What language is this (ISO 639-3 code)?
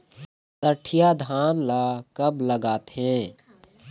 hne